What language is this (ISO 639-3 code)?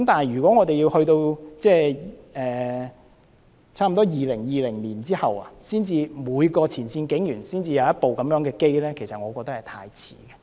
yue